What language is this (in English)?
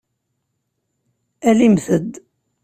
Kabyle